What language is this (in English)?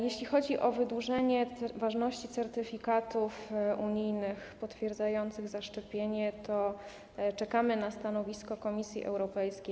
Polish